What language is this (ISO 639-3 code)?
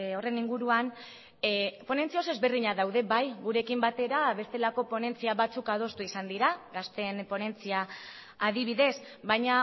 eus